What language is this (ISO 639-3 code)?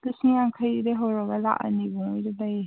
mni